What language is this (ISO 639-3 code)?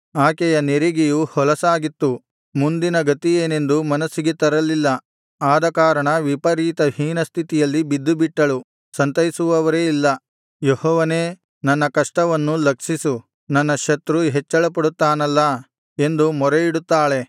kan